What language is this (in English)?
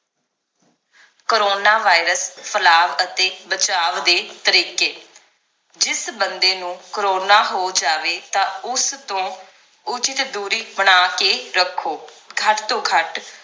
Punjabi